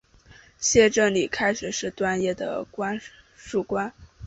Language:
Chinese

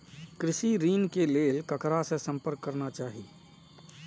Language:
Maithili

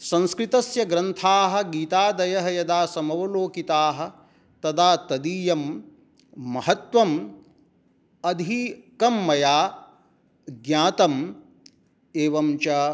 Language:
Sanskrit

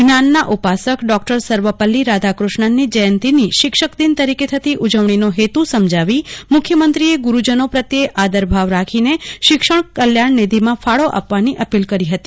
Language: Gujarati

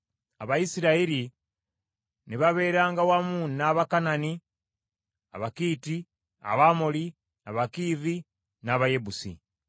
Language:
Ganda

